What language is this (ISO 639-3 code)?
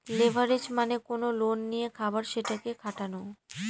ben